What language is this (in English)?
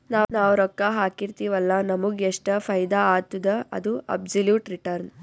Kannada